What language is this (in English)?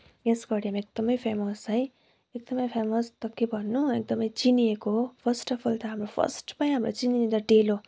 Nepali